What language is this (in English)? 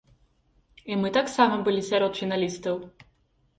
Belarusian